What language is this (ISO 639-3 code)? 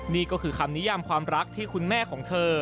tha